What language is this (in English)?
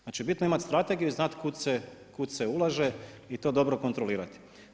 Croatian